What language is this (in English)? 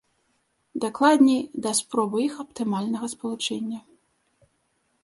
Belarusian